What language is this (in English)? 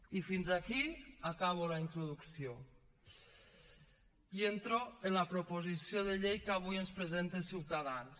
Catalan